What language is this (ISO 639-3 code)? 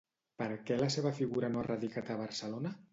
cat